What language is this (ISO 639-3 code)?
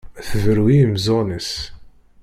kab